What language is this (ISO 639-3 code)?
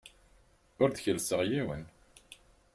kab